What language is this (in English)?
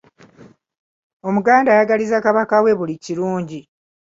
Ganda